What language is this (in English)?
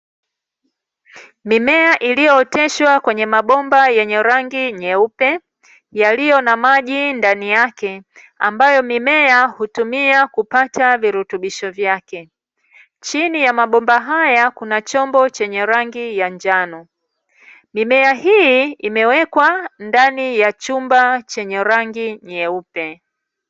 Swahili